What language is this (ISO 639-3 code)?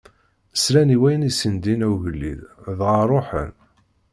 kab